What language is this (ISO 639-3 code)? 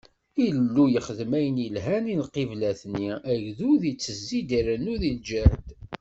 kab